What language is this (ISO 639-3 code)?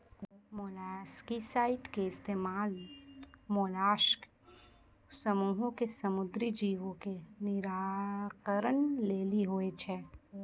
mai